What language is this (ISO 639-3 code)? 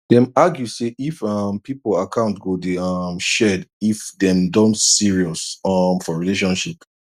pcm